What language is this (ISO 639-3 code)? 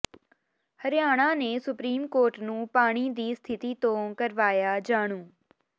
pan